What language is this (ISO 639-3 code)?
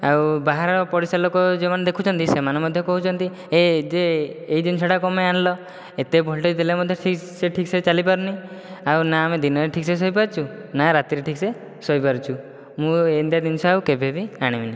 ori